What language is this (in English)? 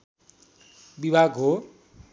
Nepali